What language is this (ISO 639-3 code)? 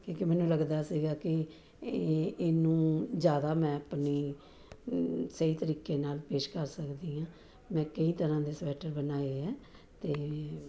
pan